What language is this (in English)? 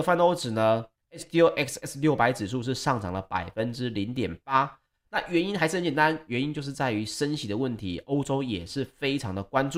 Chinese